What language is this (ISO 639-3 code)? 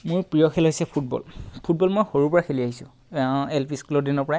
asm